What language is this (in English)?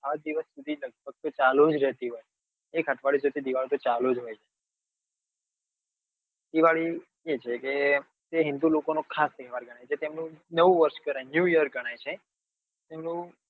Gujarati